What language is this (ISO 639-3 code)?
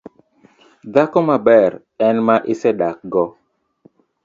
luo